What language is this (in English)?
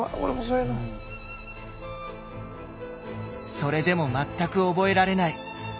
Japanese